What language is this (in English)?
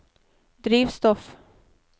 Norwegian